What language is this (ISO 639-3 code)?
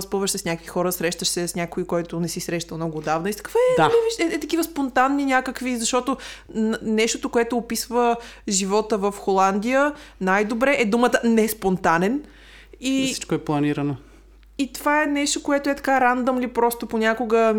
bul